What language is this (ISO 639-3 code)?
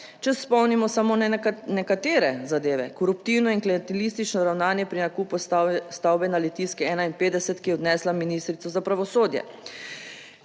slv